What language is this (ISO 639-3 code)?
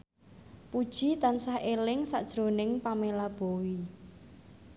jav